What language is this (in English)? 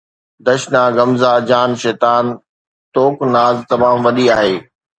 Sindhi